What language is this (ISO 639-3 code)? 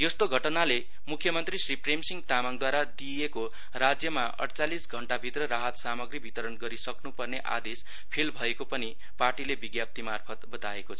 nep